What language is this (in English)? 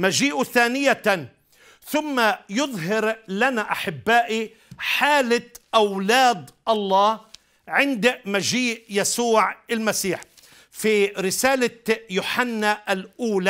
Arabic